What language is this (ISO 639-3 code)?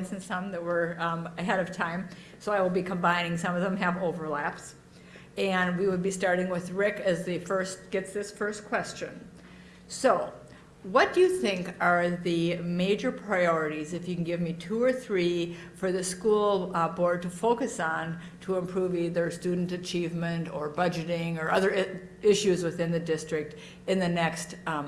eng